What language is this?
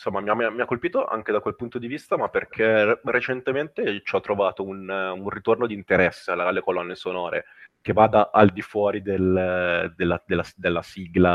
Italian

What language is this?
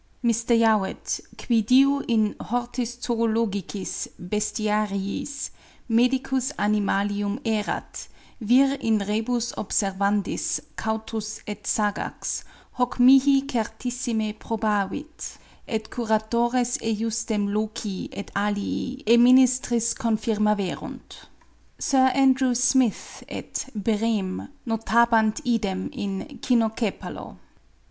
English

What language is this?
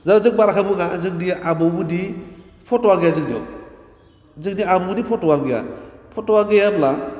Bodo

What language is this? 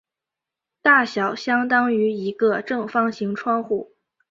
Chinese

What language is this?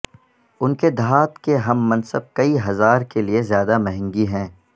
Urdu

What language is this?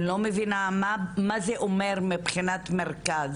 Hebrew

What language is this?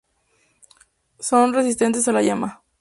Spanish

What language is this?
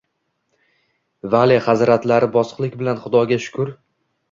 Uzbek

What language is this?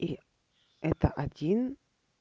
Russian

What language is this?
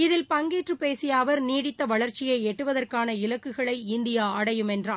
Tamil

